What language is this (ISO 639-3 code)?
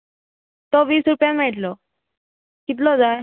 kok